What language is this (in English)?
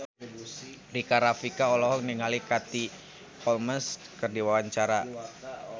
Sundanese